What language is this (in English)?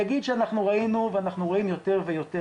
Hebrew